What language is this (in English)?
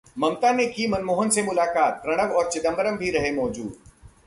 Hindi